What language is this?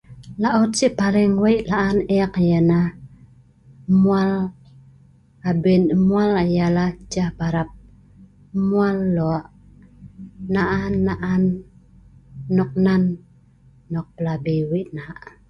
Sa'ban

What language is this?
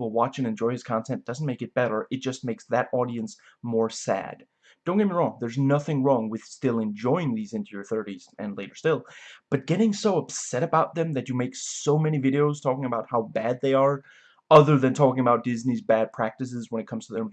English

